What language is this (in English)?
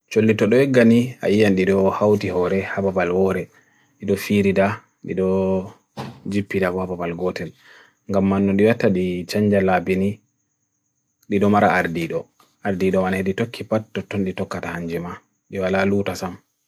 Bagirmi Fulfulde